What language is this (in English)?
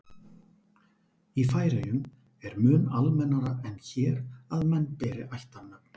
Icelandic